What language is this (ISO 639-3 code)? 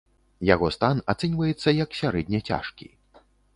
bel